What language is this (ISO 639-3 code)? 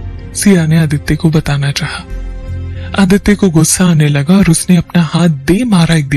hin